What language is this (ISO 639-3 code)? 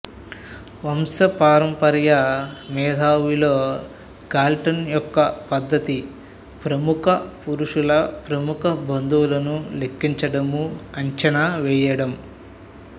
tel